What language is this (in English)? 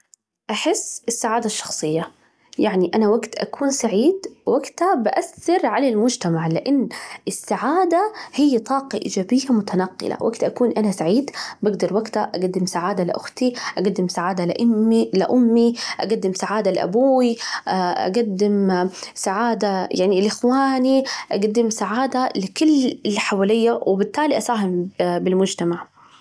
Najdi Arabic